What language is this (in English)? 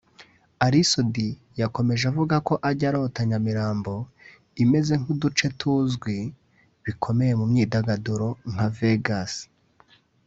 Kinyarwanda